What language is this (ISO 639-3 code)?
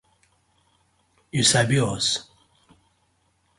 pcm